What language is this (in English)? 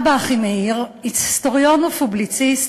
Hebrew